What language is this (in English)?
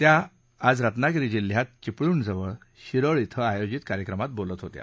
Marathi